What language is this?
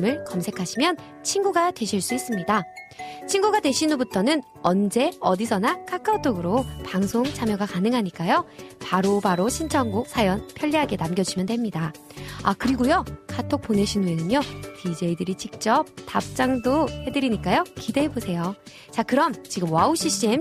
Korean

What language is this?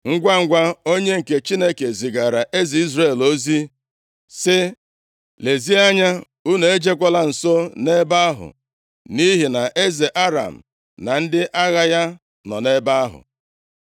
Igbo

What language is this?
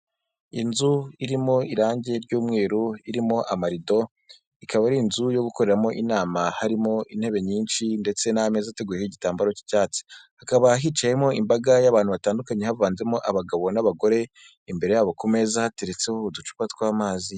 Kinyarwanda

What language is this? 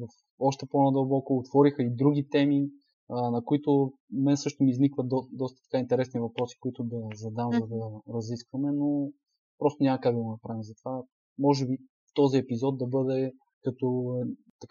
Bulgarian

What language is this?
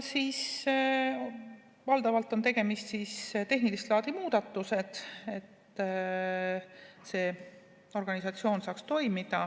Estonian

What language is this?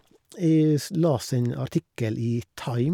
Norwegian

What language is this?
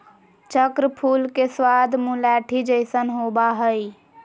Magahi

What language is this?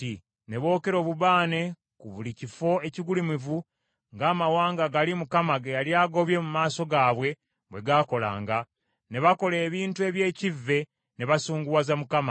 Ganda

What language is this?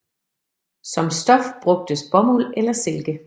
Danish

